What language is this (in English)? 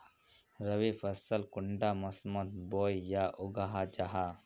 Magahi